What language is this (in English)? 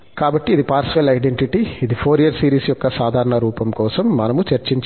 Telugu